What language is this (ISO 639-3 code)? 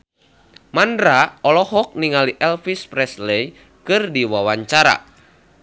sun